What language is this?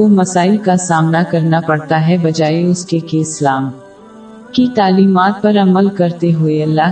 Urdu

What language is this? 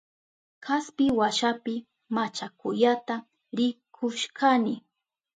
Southern Pastaza Quechua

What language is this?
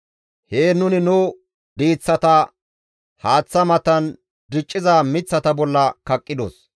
Gamo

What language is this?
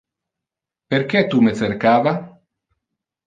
Interlingua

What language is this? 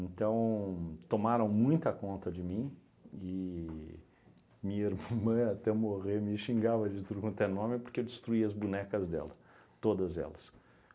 Portuguese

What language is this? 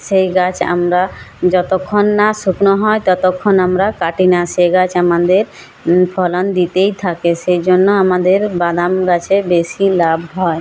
Bangla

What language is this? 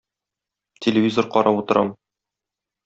Tatar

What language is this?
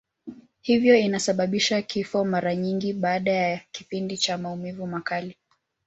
Swahili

